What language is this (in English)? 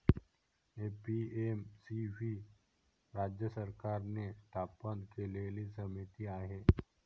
Marathi